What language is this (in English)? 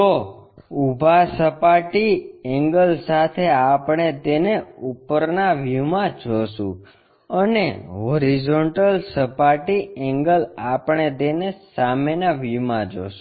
Gujarati